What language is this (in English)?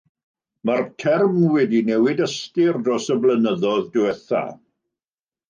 Welsh